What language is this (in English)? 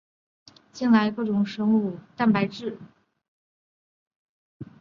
Chinese